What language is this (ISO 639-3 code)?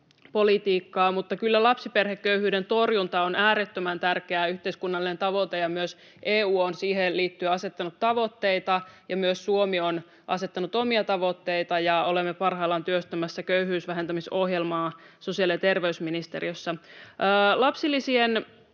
fin